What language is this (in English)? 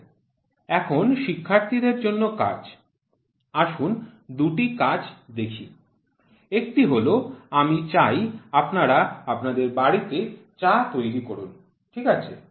Bangla